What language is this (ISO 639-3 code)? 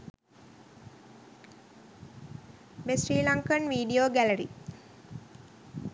sin